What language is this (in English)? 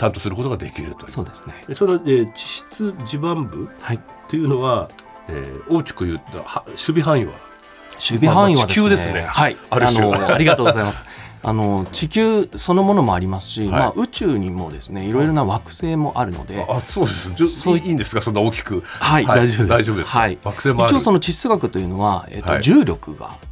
Japanese